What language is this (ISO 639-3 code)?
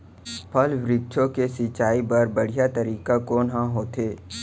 hne